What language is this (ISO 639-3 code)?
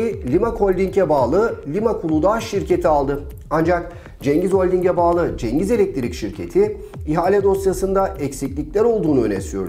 tur